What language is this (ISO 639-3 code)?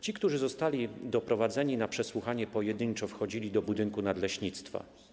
pol